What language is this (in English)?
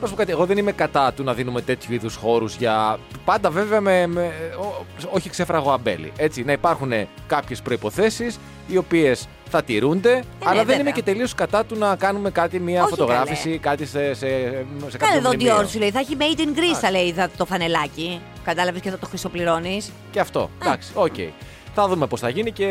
Greek